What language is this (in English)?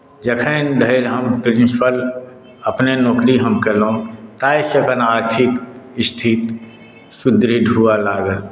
Maithili